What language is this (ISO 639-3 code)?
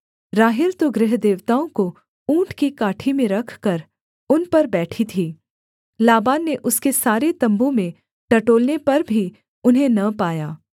hin